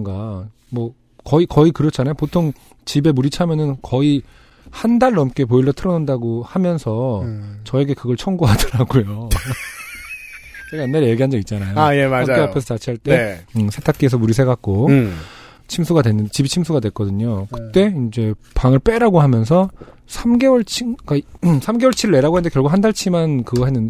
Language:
Korean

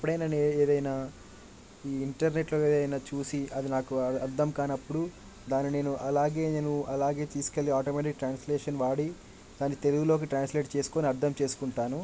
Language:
Telugu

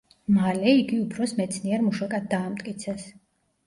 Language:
Georgian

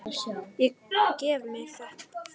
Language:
Icelandic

